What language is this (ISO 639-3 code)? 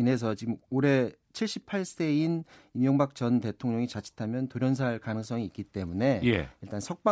kor